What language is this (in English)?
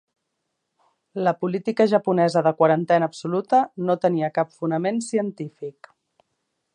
Catalan